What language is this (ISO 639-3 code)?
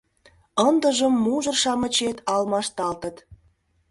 chm